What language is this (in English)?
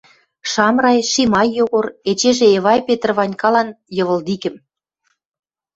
Western Mari